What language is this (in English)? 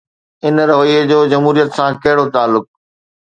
Sindhi